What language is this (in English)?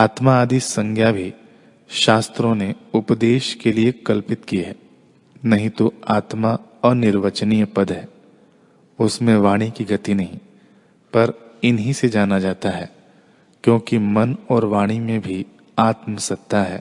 Hindi